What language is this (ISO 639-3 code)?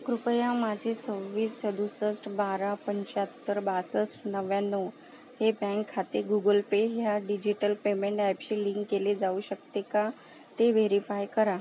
mar